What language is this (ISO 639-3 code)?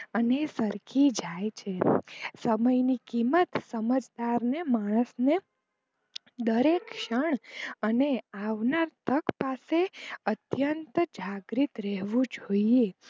guj